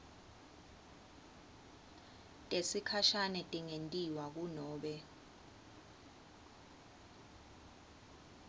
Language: Swati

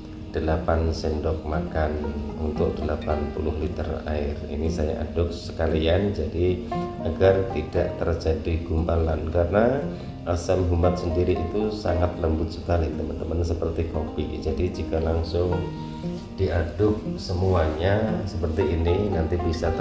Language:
Indonesian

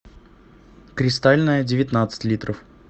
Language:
Russian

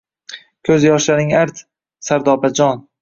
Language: Uzbek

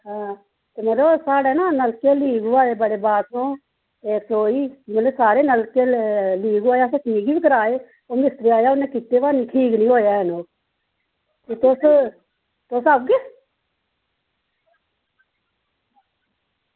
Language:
Dogri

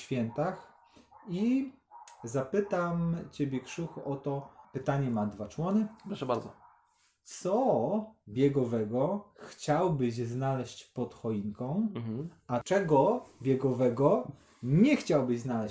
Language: Polish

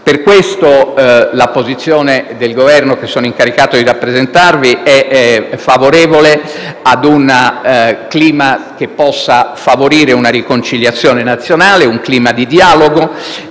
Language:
Italian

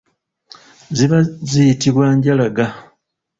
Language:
Ganda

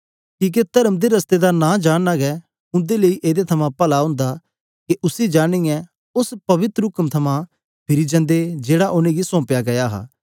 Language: Dogri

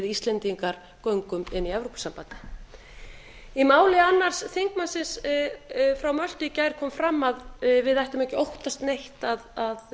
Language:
Icelandic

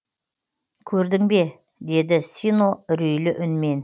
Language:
Kazakh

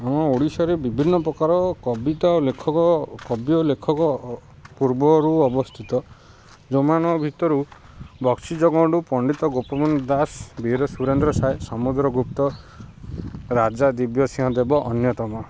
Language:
Odia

